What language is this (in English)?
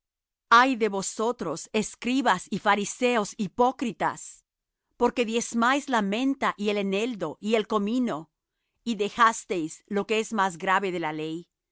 Spanish